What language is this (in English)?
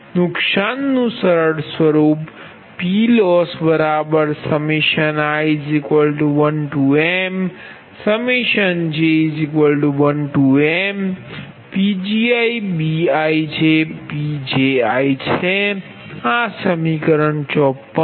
Gujarati